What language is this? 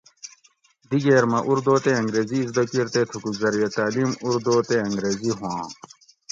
Gawri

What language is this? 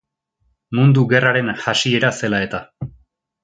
Basque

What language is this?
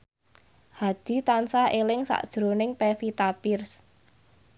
Javanese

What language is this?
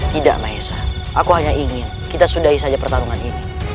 Indonesian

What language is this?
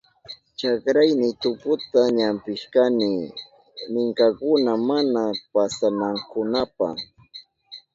Southern Pastaza Quechua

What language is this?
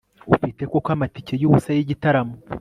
Kinyarwanda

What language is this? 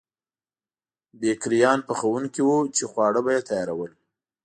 Pashto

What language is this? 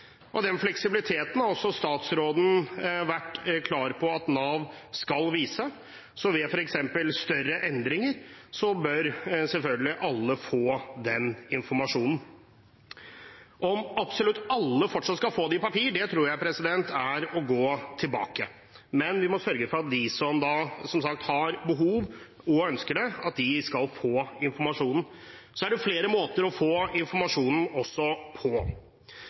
Norwegian Bokmål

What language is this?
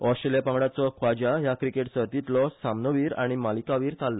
Konkani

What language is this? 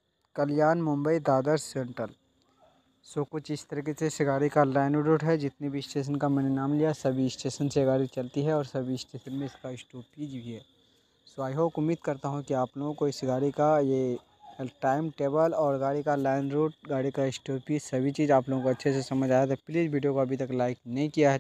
Hindi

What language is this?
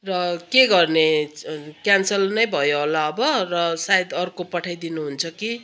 Nepali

